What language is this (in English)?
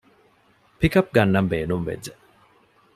Divehi